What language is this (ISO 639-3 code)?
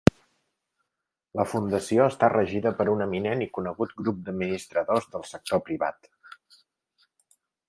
cat